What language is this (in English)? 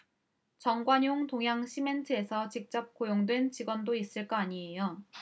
Korean